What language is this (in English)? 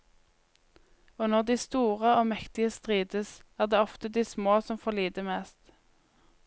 Norwegian